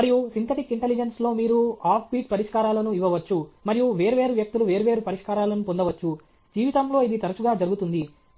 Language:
Telugu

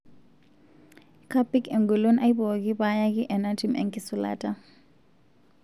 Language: Masai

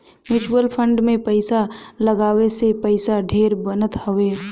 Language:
Bhojpuri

